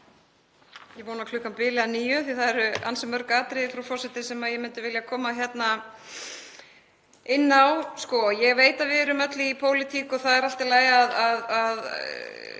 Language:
Icelandic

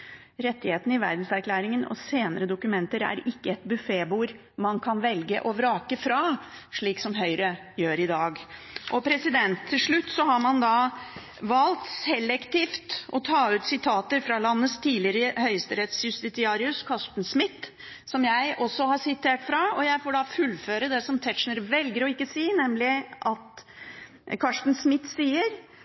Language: Norwegian Bokmål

